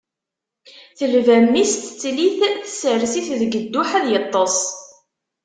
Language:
Kabyle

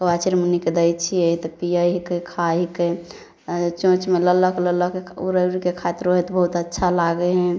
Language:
Maithili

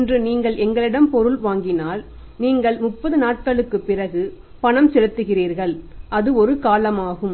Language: Tamil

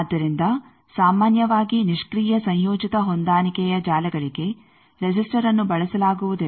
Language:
Kannada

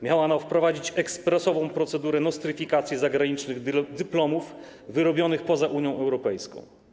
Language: Polish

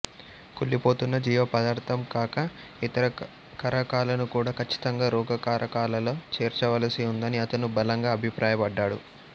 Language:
Telugu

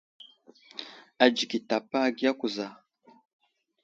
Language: Wuzlam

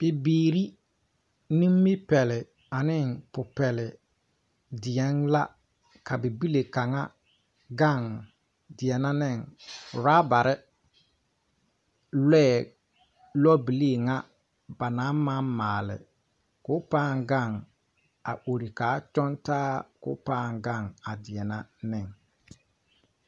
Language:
Southern Dagaare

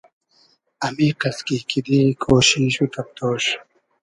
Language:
Hazaragi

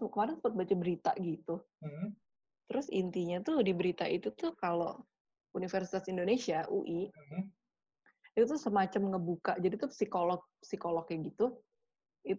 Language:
Indonesian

